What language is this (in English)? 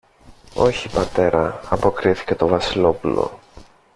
Greek